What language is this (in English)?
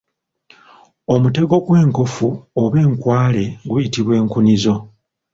Ganda